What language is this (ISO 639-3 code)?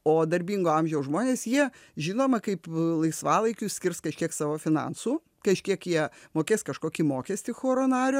lit